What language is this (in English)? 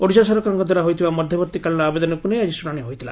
Odia